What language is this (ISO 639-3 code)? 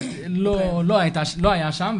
heb